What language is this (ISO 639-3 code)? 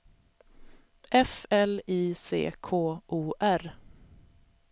swe